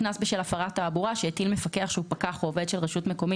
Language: Hebrew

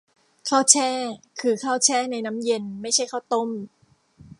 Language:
Thai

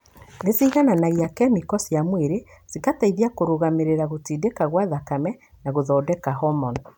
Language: Kikuyu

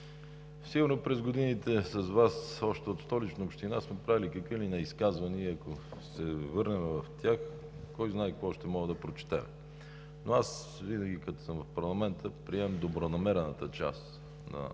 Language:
Bulgarian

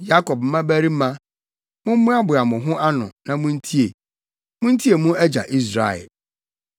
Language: Akan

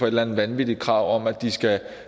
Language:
Danish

